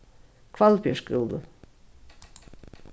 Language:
Faroese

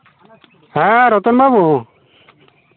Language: Santali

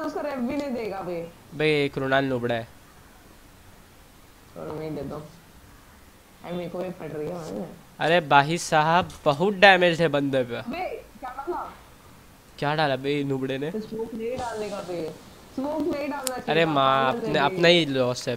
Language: Hindi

